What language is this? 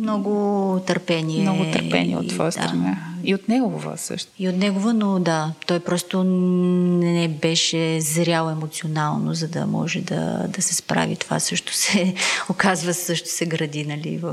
Bulgarian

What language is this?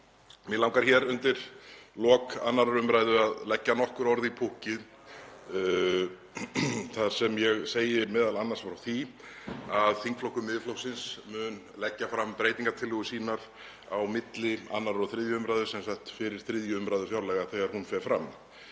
Icelandic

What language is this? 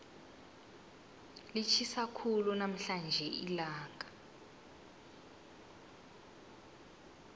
South Ndebele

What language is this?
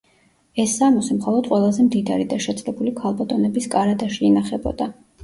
Georgian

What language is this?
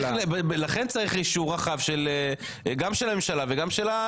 Hebrew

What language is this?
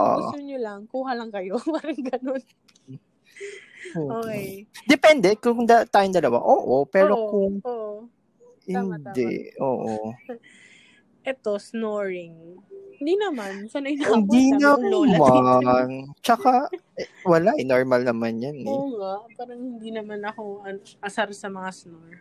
Filipino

